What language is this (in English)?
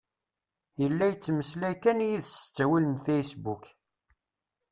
Kabyle